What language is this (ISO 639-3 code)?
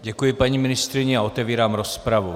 ces